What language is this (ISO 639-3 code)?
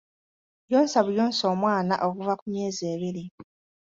lug